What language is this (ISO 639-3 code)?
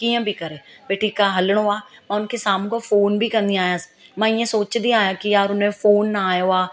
snd